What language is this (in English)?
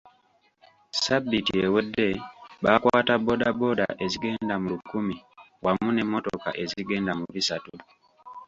Ganda